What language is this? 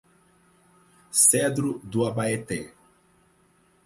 Portuguese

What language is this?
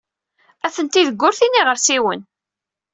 Kabyle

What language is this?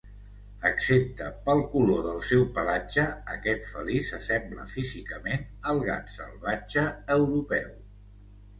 Catalan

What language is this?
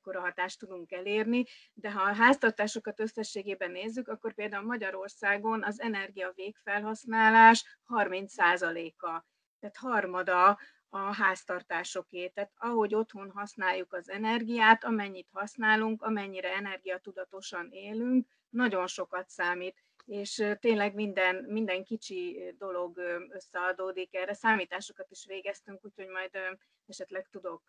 Hungarian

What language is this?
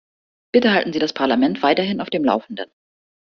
German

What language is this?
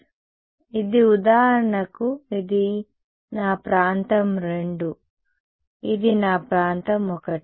Telugu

